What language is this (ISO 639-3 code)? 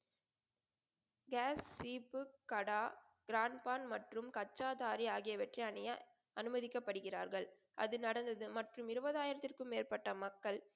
tam